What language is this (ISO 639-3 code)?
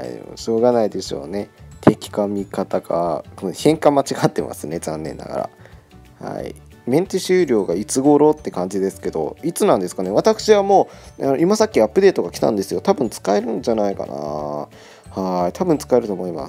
jpn